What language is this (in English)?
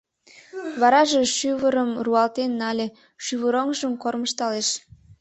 Mari